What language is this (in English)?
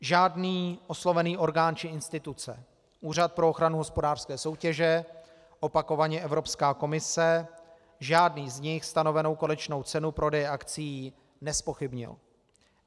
Czech